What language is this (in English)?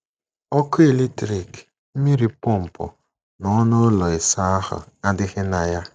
Igbo